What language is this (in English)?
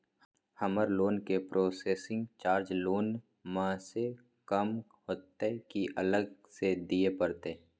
Maithili